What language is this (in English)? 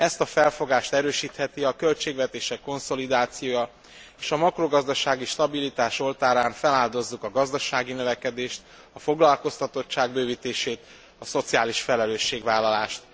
Hungarian